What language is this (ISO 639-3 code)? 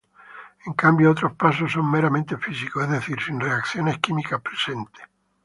spa